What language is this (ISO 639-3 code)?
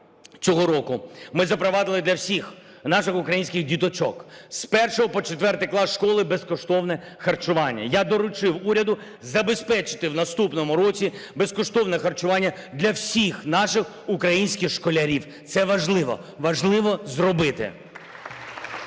ukr